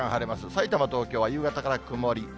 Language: Japanese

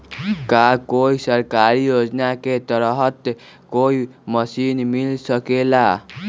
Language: Magahi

